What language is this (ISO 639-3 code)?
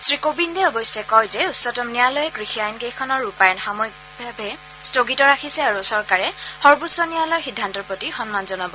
asm